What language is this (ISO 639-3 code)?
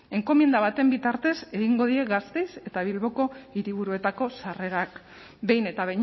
eus